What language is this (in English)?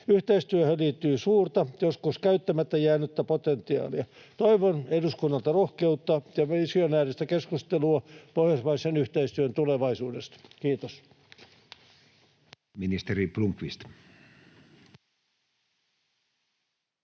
Finnish